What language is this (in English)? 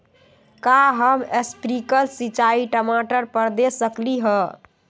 Magahi